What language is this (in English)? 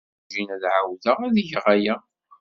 Kabyle